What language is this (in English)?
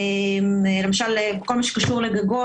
Hebrew